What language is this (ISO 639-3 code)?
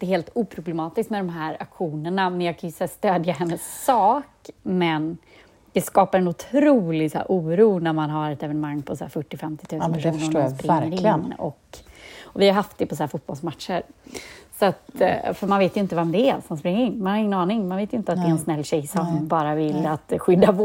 swe